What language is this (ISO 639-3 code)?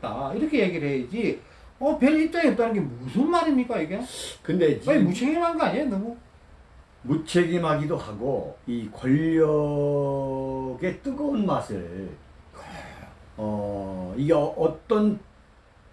kor